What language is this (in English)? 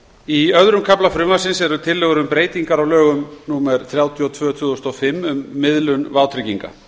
Icelandic